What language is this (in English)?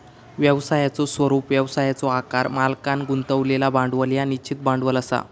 Marathi